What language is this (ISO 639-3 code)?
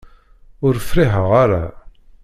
kab